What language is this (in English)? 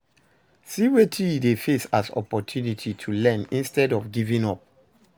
Nigerian Pidgin